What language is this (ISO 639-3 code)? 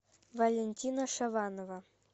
rus